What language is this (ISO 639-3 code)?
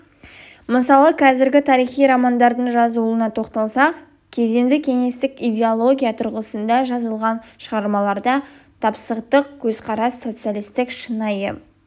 kaz